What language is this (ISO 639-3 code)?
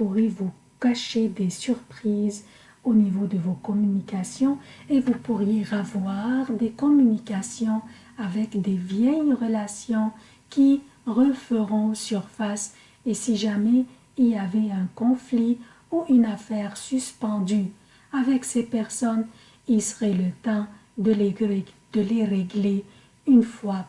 fra